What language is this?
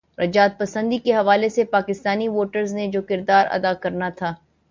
Urdu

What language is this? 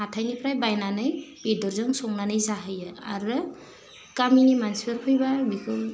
Bodo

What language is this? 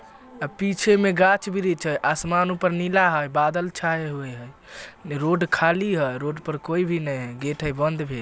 Magahi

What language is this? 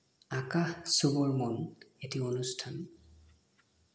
Assamese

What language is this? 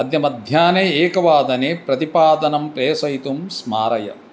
Sanskrit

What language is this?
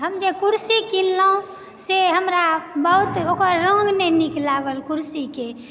Maithili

